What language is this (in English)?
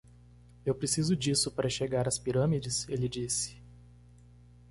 Portuguese